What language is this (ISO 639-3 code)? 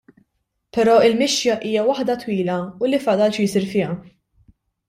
mlt